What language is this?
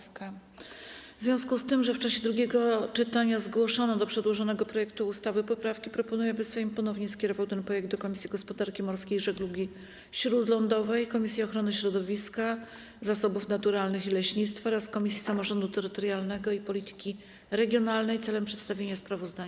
Polish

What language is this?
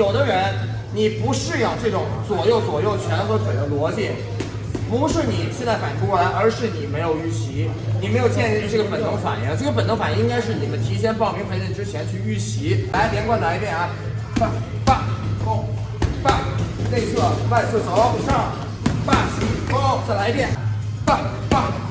Chinese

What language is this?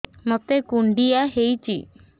Odia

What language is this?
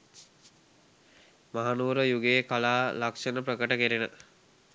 Sinhala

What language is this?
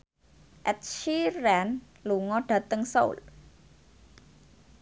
Javanese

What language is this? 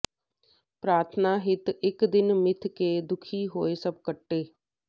Punjabi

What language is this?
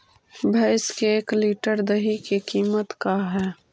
Magahi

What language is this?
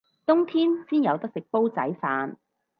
Cantonese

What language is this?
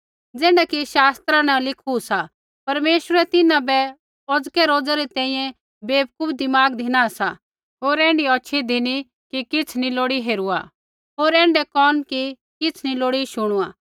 Kullu Pahari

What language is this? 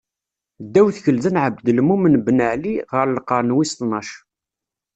Kabyle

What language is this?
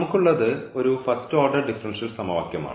Malayalam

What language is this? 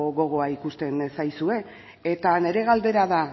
Basque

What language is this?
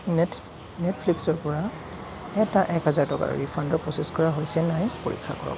Assamese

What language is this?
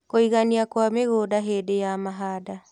Kikuyu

